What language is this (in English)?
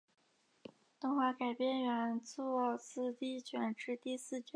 Chinese